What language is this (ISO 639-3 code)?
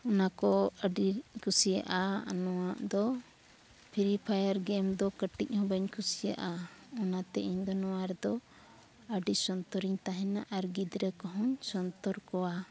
sat